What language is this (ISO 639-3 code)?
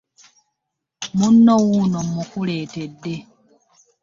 lug